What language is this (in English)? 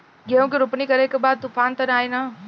Bhojpuri